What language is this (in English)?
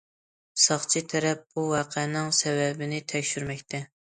Uyghur